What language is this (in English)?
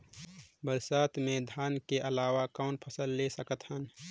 Chhattisgarhi